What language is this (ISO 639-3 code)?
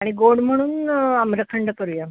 mar